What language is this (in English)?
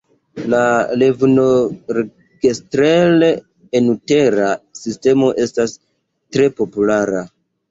Esperanto